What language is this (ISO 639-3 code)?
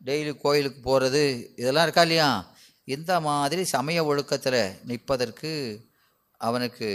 tam